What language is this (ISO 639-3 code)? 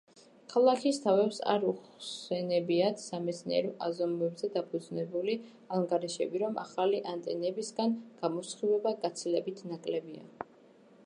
kat